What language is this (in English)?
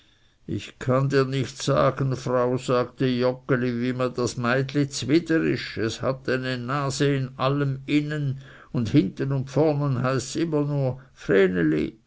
German